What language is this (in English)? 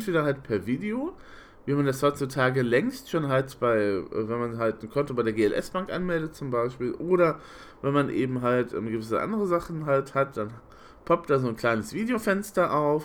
German